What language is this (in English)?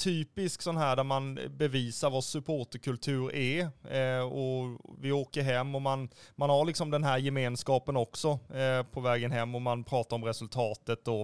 Swedish